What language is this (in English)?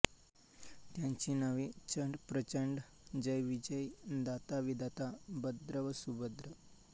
Marathi